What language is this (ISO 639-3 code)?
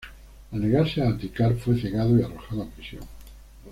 spa